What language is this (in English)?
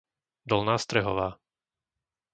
Slovak